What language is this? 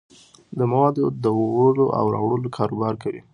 Pashto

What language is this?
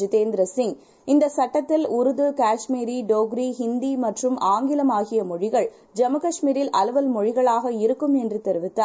Tamil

